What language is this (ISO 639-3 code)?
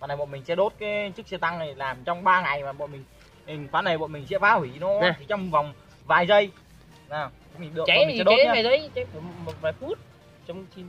vie